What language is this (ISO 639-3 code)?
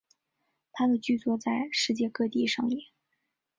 zho